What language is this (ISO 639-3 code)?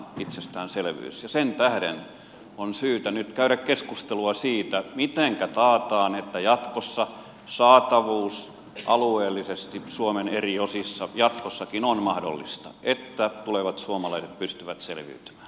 fin